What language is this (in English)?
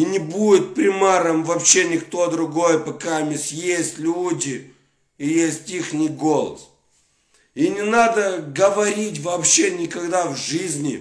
Russian